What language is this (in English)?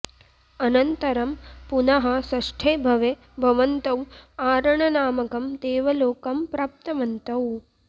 Sanskrit